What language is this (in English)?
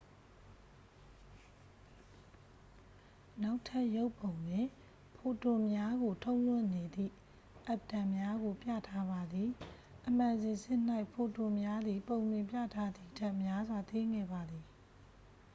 Burmese